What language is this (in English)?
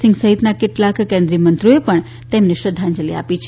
Gujarati